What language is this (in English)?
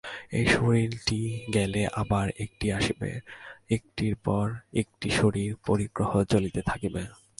Bangla